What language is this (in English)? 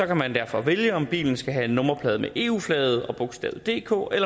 Danish